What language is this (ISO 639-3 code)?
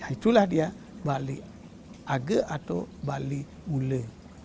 ind